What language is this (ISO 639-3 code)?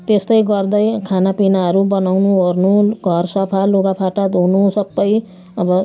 nep